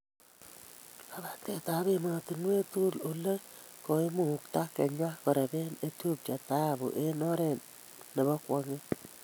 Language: Kalenjin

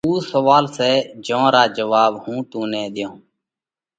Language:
Parkari Koli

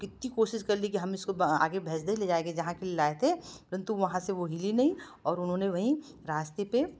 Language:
Hindi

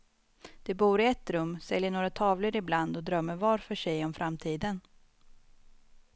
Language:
Swedish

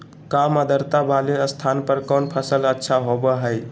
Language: Magahi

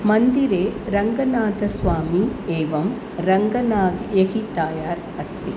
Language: Sanskrit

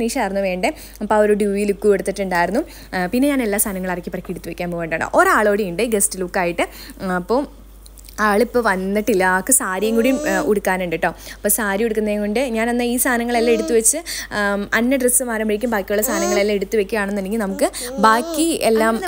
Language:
Malayalam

